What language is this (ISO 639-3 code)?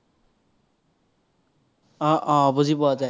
asm